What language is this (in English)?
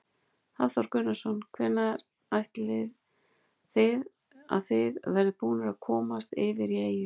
Icelandic